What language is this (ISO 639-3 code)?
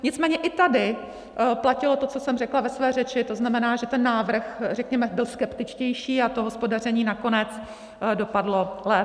ces